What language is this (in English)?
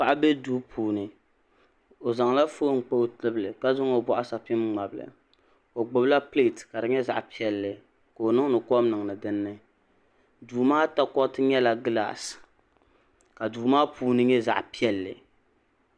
Dagbani